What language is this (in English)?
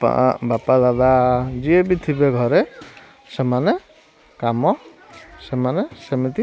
Odia